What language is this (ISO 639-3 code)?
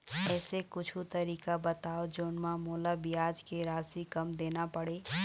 hne